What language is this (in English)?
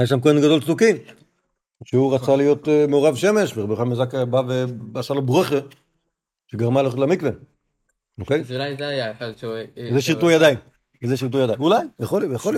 Hebrew